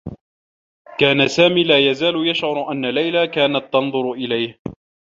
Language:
Arabic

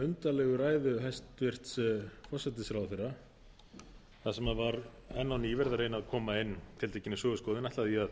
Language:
Icelandic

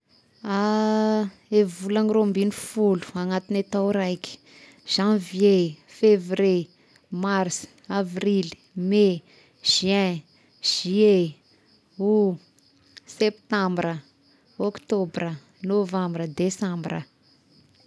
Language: Tesaka Malagasy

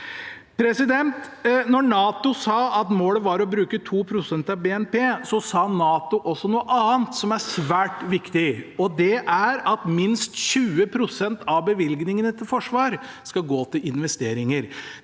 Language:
Norwegian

